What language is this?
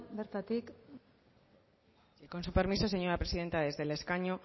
Spanish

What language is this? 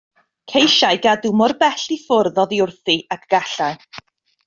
Welsh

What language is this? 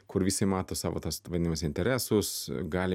Lithuanian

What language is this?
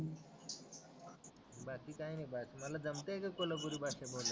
Marathi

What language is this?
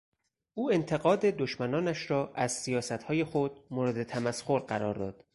Persian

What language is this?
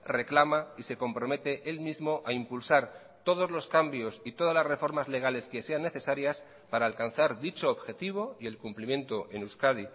Spanish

